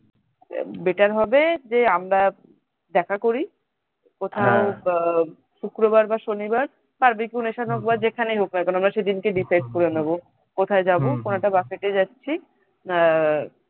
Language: Bangla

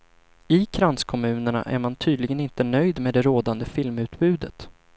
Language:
Swedish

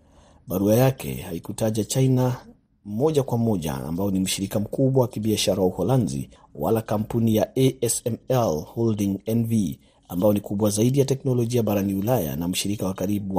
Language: Swahili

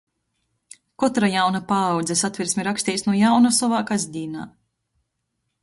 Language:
Latgalian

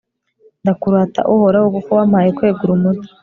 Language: Kinyarwanda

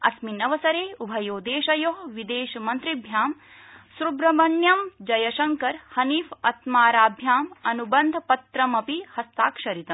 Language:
Sanskrit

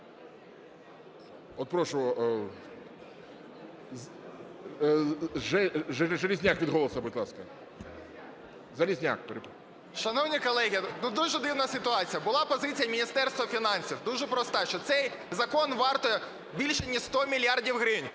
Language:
Ukrainian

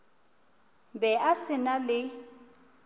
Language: Northern Sotho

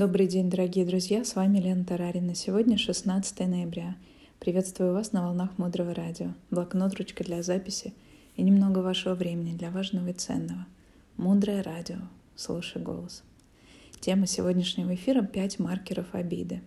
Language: Russian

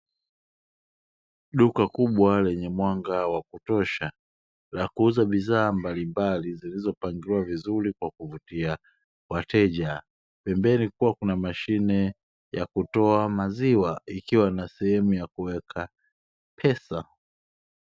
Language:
Swahili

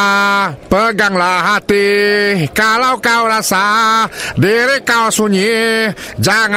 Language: Malay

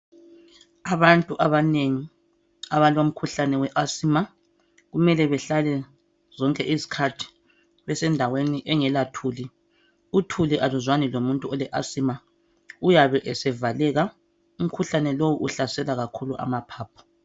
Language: North Ndebele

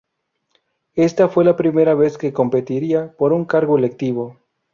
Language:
Spanish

